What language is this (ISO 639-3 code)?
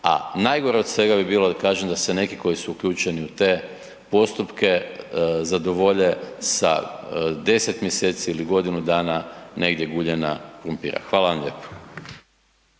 hrv